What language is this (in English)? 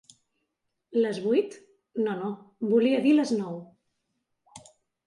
Catalan